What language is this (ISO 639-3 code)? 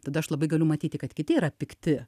lit